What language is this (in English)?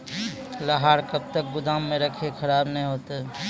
Maithili